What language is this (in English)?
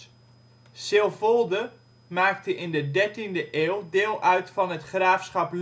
Dutch